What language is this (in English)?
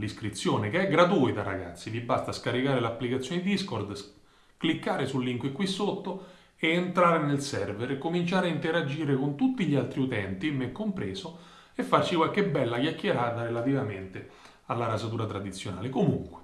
Italian